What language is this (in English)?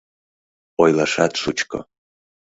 Mari